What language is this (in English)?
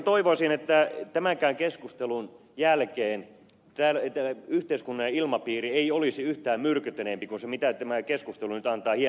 Finnish